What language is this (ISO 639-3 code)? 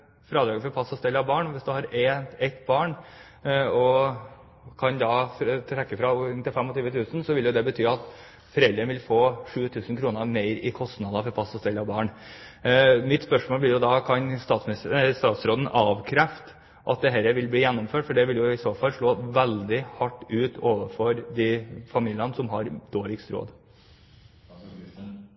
nob